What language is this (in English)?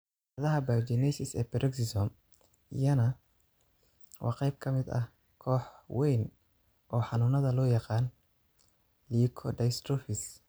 Somali